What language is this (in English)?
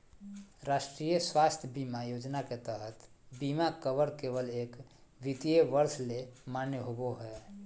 Magahi